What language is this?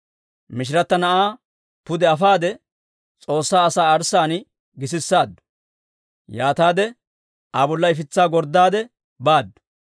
Dawro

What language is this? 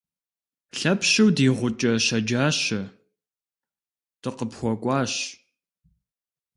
Kabardian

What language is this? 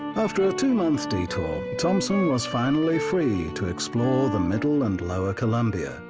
English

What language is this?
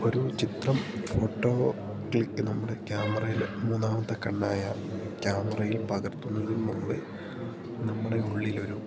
Malayalam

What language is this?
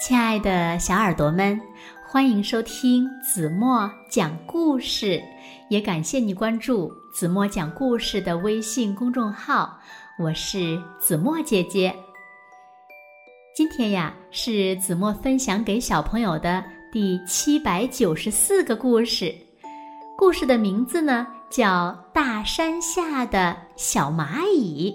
Chinese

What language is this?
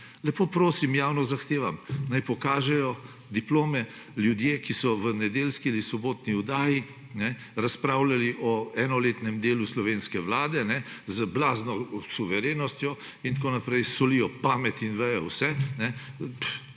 Slovenian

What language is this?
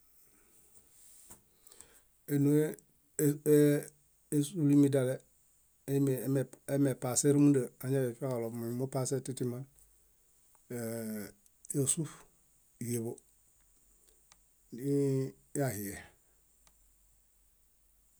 Bayot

